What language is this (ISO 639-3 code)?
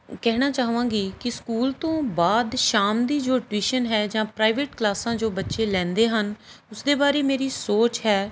pan